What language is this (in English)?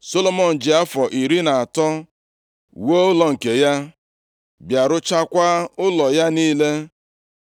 Igbo